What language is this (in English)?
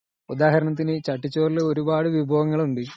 Malayalam